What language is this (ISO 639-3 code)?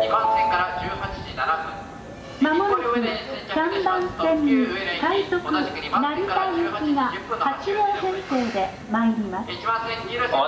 jpn